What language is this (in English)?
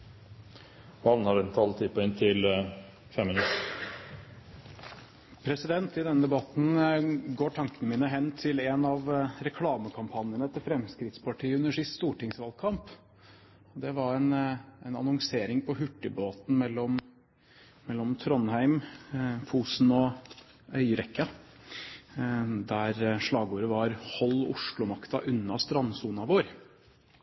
Norwegian